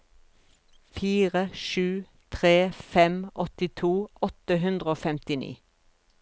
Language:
Norwegian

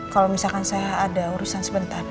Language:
Indonesian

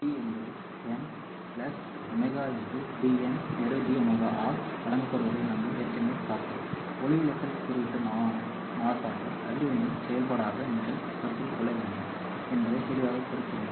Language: Tamil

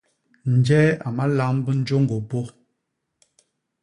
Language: Basaa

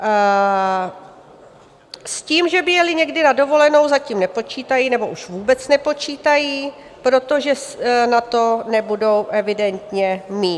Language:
Czech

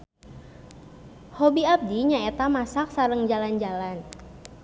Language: Sundanese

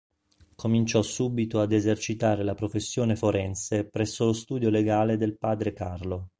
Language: Italian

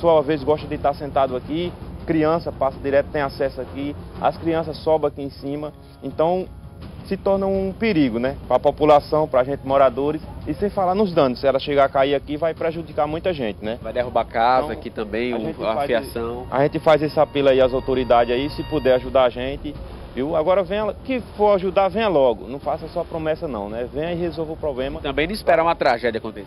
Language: Portuguese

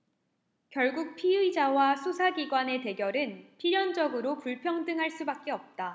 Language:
Korean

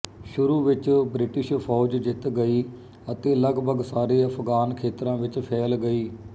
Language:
Punjabi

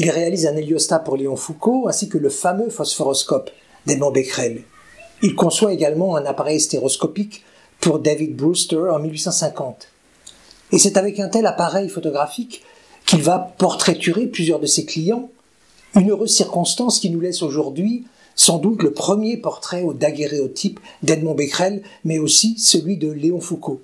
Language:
French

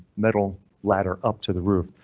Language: English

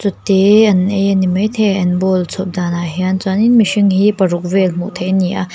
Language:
Mizo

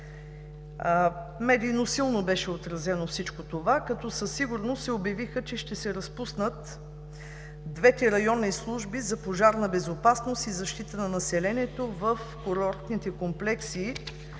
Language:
Bulgarian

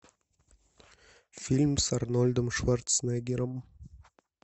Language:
Russian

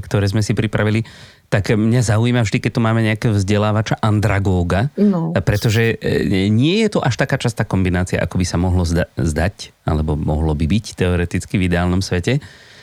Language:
Slovak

